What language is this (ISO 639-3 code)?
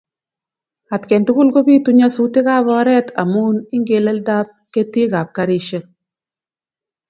kln